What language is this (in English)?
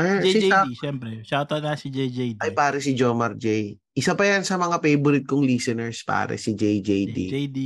Filipino